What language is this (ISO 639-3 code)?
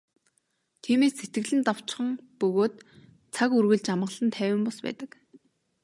mon